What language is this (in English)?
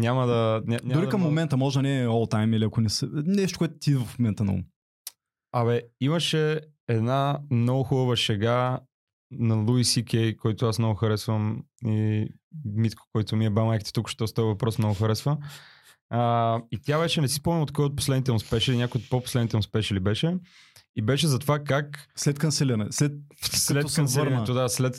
Bulgarian